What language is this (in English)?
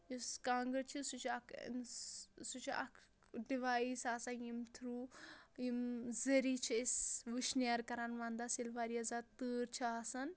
Kashmiri